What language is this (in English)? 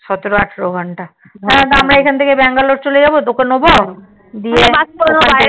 Bangla